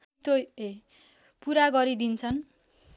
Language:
Nepali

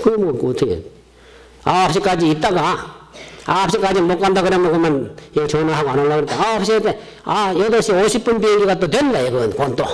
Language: Korean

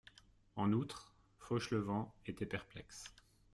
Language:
French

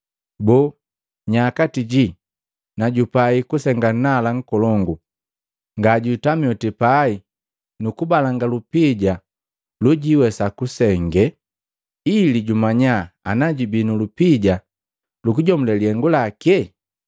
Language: Matengo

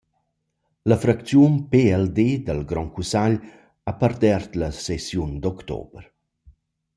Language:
Romansh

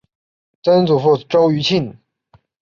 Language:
Chinese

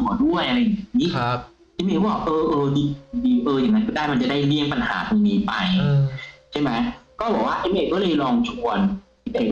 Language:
Thai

